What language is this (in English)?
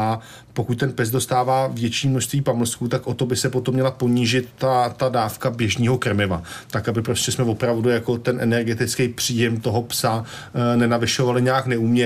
Czech